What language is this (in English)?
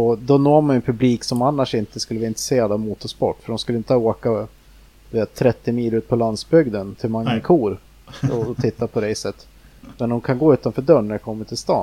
Swedish